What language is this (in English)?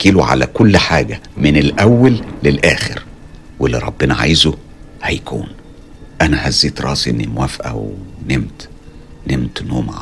Arabic